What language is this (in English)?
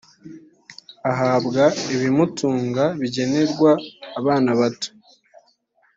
Kinyarwanda